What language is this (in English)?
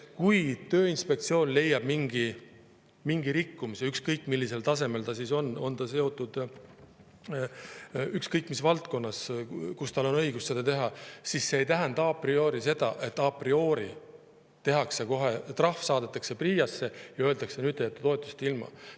Estonian